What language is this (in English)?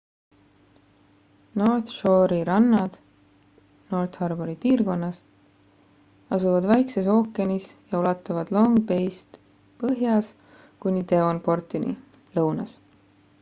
Estonian